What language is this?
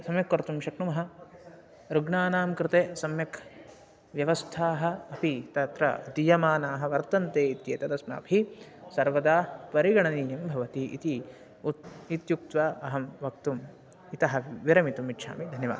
Sanskrit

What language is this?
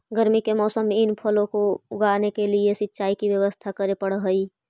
Magahi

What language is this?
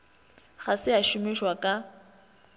Northern Sotho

